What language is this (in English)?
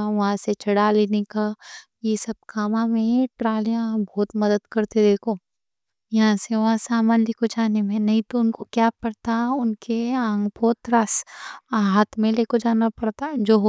Deccan